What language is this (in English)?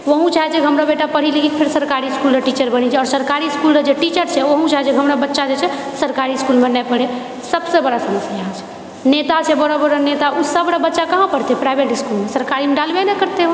Maithili